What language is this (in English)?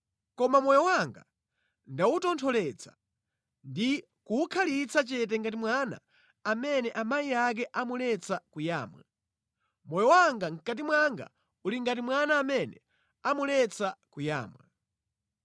Nyanja